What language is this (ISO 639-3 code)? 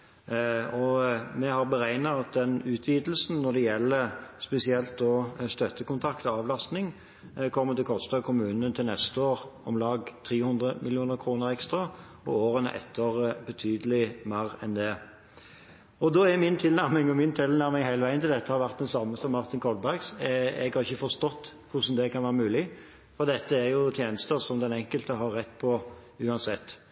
nob